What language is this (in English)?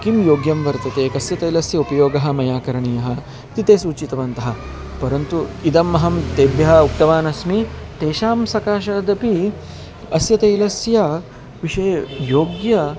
Sanskrit